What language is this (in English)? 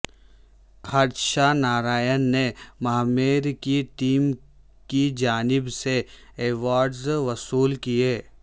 Urdu